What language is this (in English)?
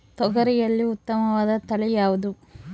Kannada